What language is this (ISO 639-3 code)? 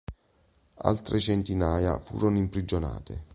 ita